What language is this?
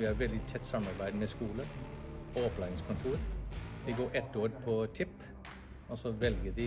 Norwegian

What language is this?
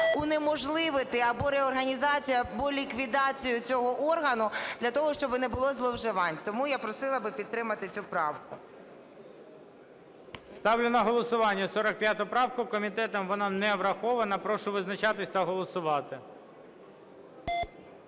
Ukrainian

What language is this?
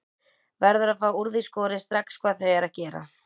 Icelandic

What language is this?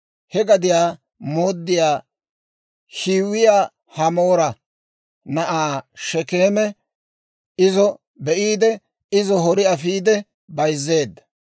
Dawro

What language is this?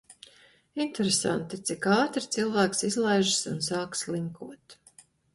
Latvian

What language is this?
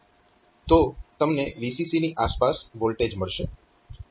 Gujarati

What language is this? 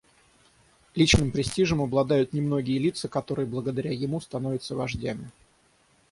Russian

